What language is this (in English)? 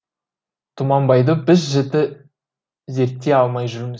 Kazakh